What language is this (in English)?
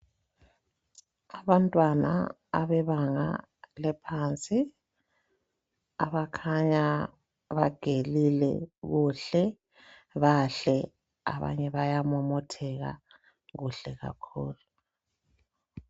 North Ndebele